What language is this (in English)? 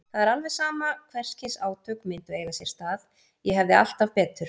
Icelandic